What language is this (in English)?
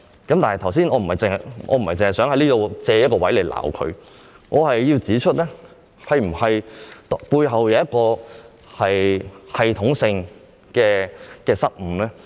Cantonese